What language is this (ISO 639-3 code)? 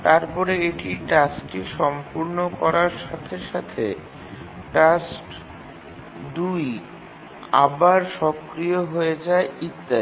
ben